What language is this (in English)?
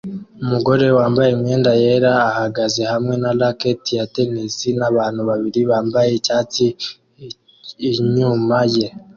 Kinyarwanda